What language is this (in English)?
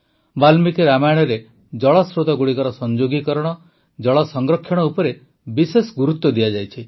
Odia